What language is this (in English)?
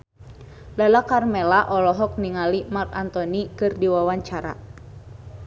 Sundanese